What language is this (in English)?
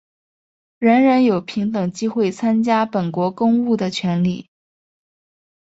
Chinese